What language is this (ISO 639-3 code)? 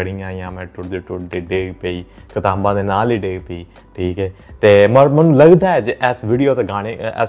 pan